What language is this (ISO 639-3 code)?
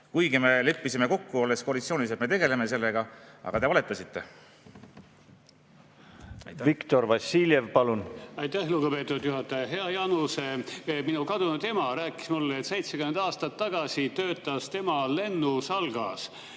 est